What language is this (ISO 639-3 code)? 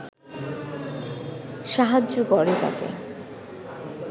ben